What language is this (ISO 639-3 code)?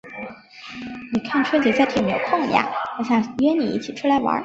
zho